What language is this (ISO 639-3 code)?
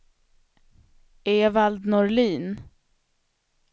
swe